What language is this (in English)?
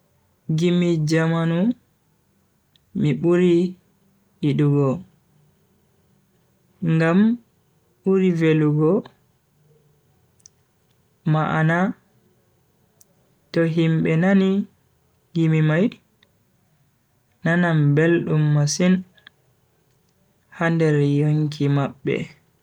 Bagirmi Fulfulde